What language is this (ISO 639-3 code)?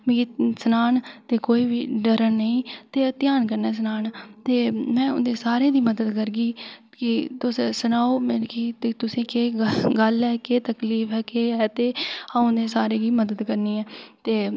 doi